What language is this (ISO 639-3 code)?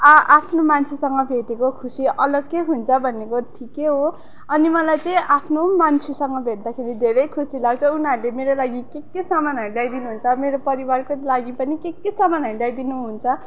nep